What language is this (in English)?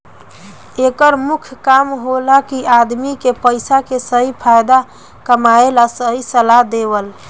Bhojpuri